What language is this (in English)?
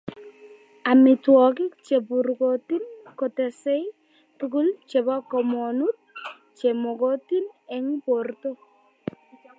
Kalenjin